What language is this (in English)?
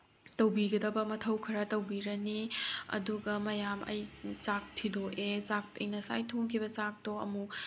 Manipuri